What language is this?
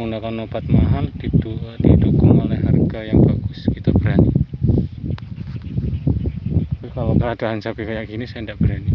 Indonesian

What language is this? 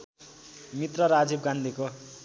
Nepali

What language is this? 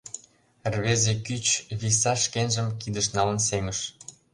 Mari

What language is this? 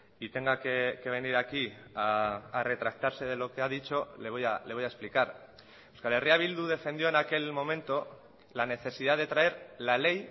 Spanish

